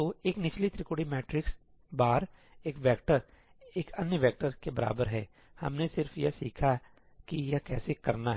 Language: Hindi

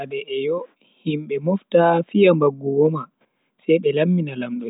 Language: Bagirmi Fulfulde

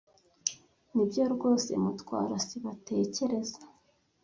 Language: Kinyarwanda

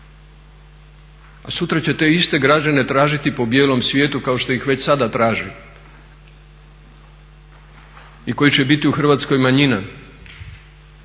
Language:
Croatian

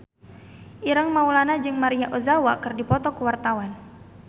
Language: Sundanese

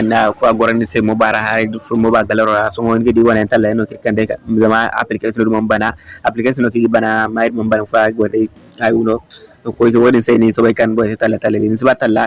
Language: Hausa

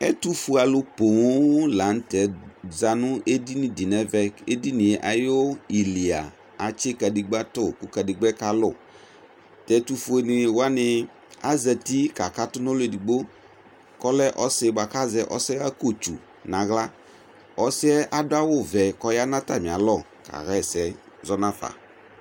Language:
Ikposo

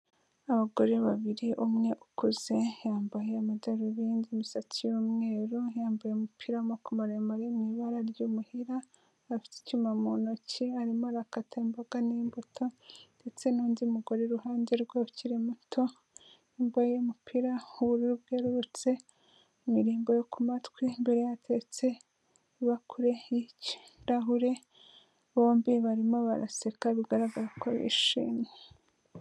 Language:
Kinyarwanda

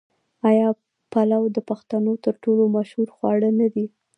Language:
Pashto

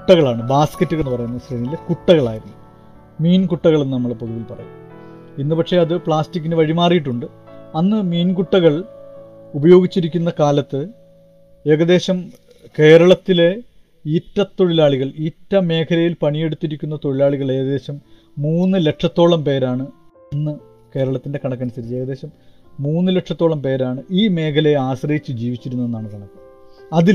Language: Malayalam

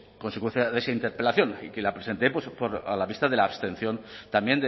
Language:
Spanish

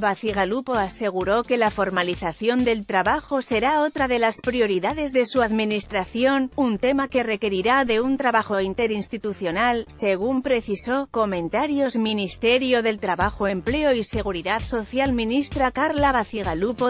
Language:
Spanish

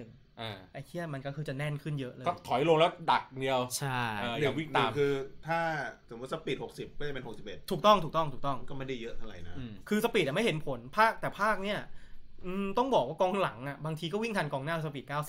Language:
Thai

